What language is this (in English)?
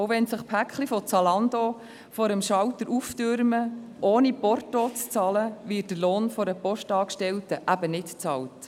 Swiss German